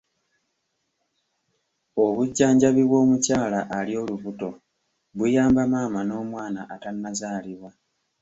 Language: Ganda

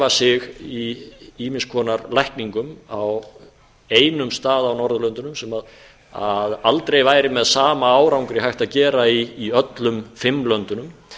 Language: Icelandic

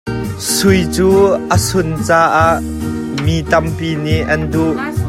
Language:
Hakha Chin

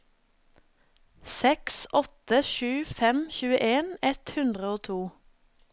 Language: Norwegian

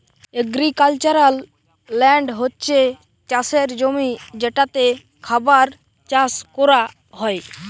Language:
Bangla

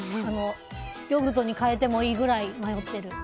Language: Japanese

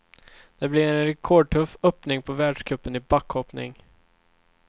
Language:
Swedish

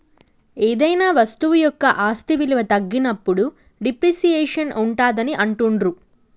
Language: Telugu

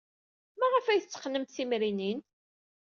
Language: Kabyle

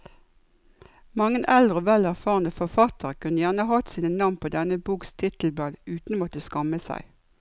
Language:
Norwegian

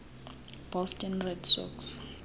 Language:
Xhosa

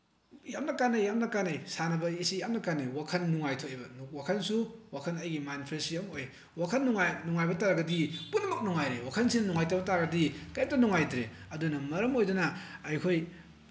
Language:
Manipuri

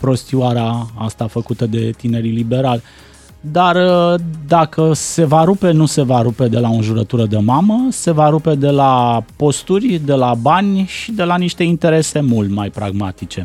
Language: Romanian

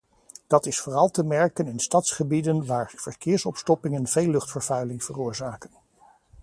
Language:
Dutch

